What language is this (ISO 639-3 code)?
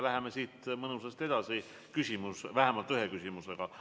est